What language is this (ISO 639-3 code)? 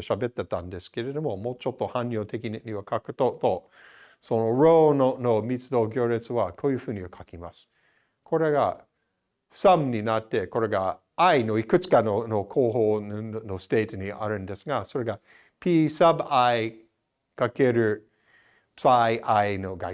jpn